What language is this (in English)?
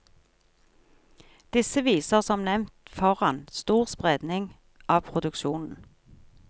Norwegian